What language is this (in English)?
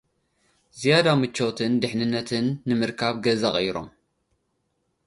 Tigrinya